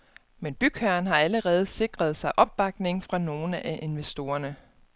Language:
Danish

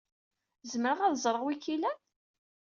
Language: Kabyle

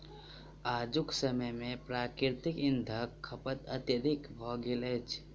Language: Maithili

